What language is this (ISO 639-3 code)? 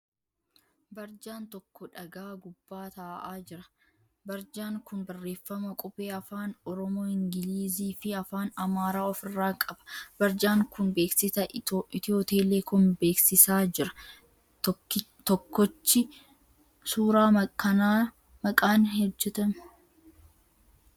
orm